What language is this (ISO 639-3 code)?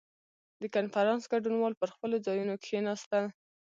pus